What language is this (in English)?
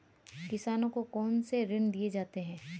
Hindi